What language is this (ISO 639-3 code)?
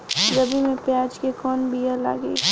bho